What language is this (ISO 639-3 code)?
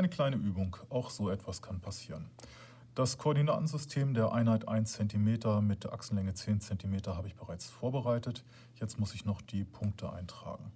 deu